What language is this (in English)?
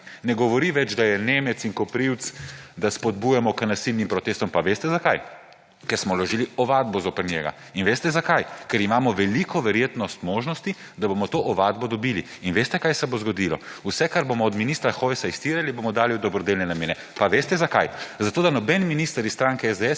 Slovenian